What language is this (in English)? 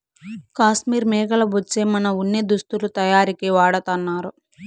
Telugu